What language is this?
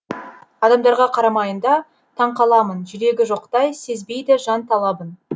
Kazakh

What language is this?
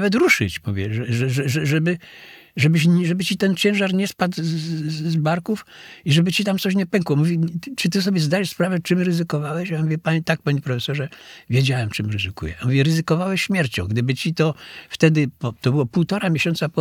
Polish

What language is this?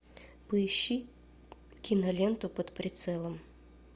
Russian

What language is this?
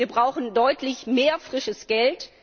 German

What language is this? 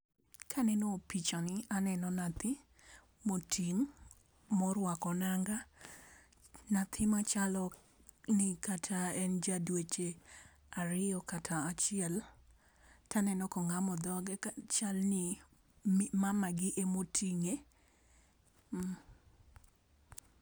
Luo (Kenya and Tanzania)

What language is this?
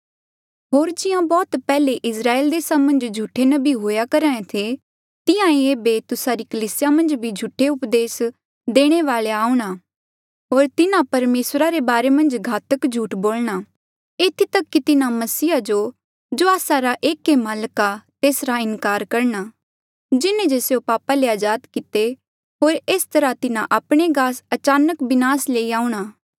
Mandeali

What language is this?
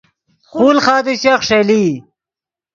Yidgha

